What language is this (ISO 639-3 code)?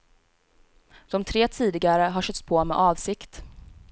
swe